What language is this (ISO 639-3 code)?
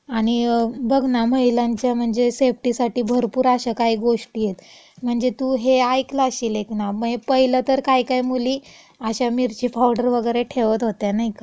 mar